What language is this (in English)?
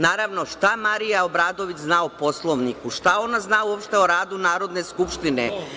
Serbian